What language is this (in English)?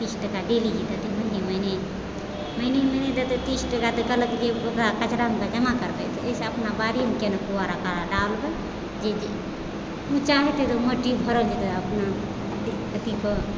Maithili